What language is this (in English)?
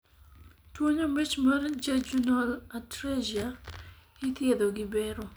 Luo (Kenya and Tanzania)